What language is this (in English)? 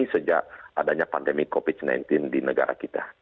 Indonesian